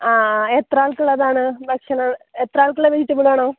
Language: Malayalam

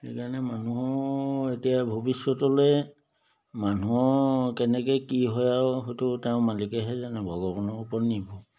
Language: Assamese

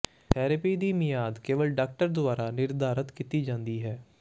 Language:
Punjabi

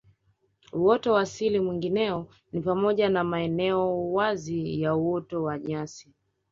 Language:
Swahili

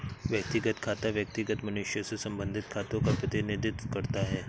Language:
Hindi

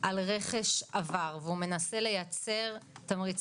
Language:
Hebrew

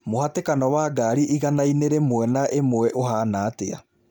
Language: Kikuyu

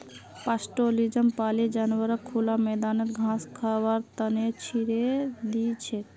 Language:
Magahi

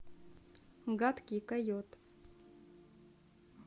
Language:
Russian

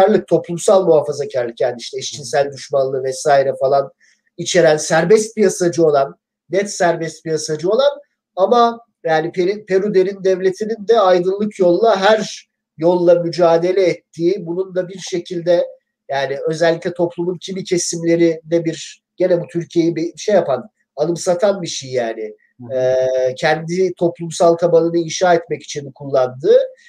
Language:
Turkish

